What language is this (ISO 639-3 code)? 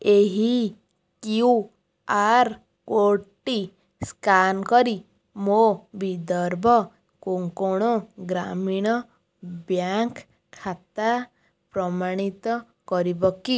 ori